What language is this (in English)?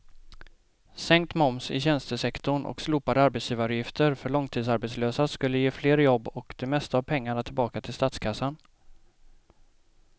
Swedish